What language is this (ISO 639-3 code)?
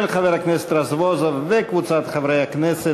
heb